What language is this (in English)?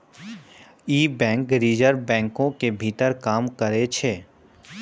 Maithili